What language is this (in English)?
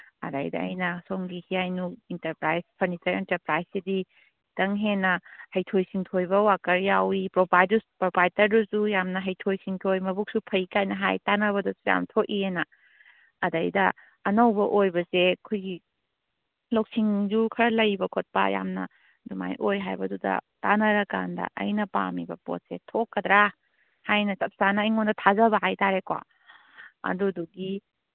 Manipuri